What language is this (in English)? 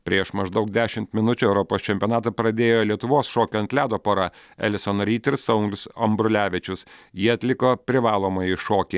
Lithuanian